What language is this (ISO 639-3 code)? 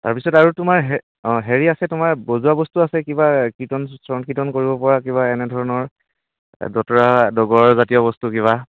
asm